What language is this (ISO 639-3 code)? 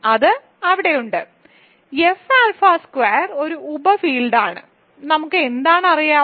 mal